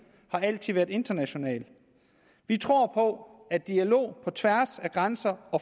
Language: Danish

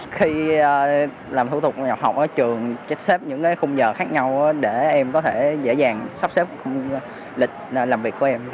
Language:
Vietnamese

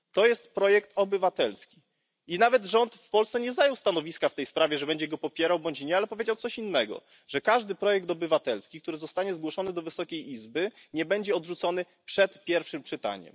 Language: Polish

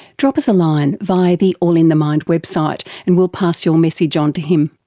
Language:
English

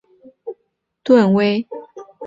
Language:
Chinese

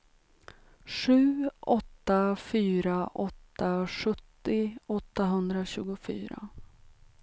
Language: Swedish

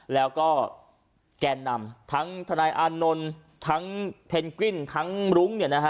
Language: Thai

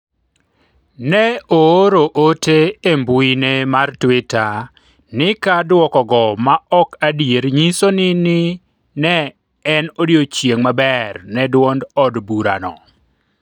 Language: Luo (Kenya and Tanzania)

